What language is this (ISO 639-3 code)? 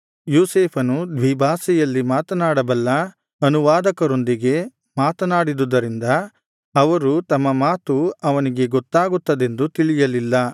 kan